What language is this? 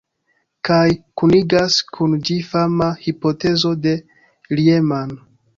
Esperanto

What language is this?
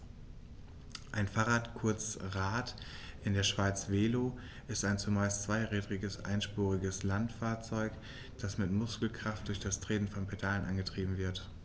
German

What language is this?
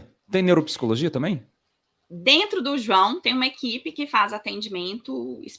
Portuguese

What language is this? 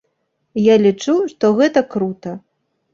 Belarusian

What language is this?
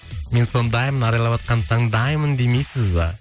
Kazakh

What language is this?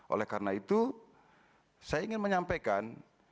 Indonesian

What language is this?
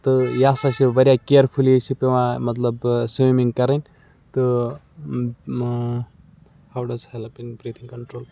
Kashmiri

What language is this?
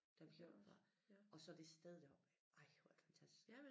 Danish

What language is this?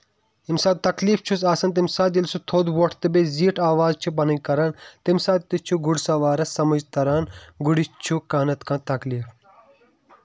Kashmiri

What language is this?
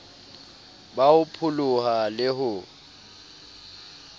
Southern Sotho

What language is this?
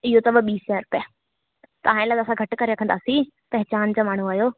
Sindhi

